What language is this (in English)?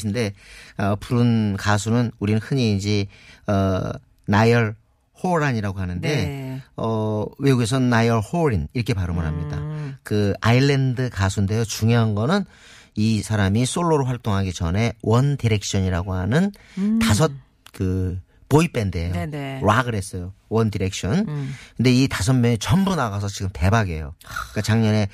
Korean